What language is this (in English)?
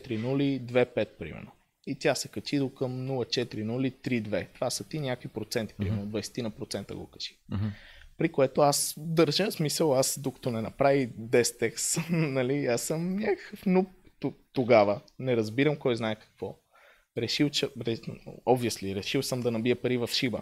Bulgarian